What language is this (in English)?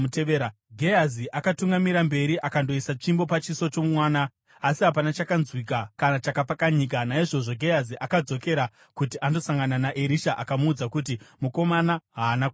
Shona